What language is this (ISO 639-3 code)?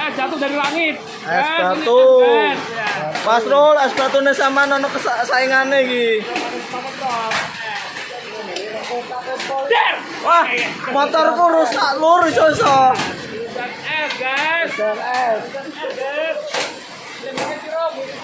ind